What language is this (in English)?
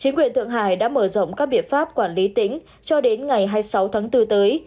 Vietnamese